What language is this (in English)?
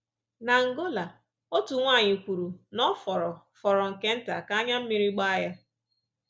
Igbo